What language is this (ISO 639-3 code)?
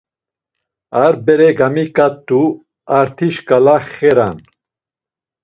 lzz